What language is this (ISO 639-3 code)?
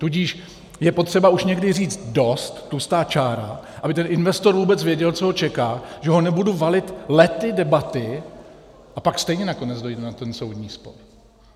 ces